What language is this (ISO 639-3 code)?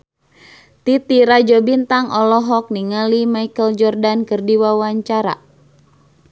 sun